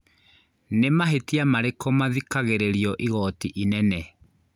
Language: Kikuyu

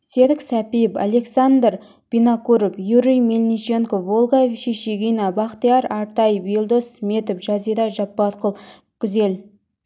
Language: Kazakh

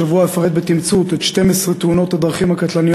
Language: Hebrew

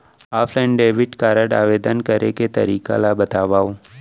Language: Chhattisgarhi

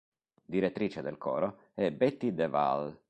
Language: Italian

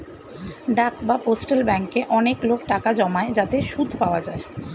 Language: Bangla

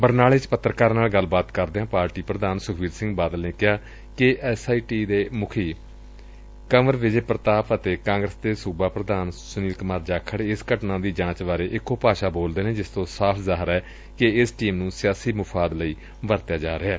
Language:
Punjabi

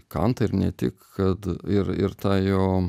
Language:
Lithuanian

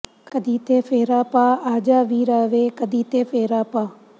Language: Punjabi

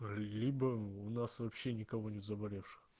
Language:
Russian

